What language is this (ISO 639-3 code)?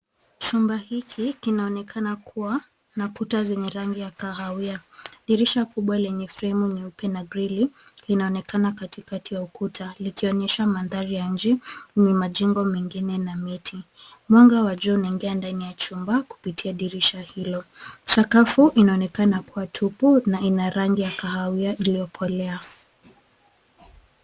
swa